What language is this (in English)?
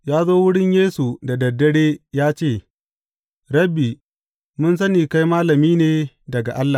Hausa